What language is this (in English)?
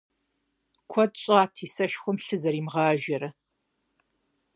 Kabardian